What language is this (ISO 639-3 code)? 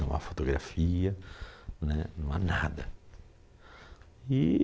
por